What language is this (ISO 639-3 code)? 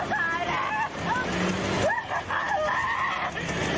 tha